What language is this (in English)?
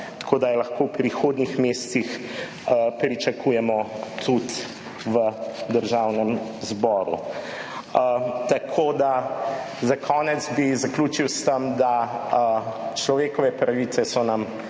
Slovenian